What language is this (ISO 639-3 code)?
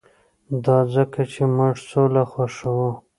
pus